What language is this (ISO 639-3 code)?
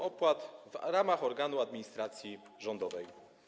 pol